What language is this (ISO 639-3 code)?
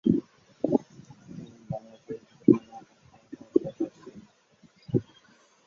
ben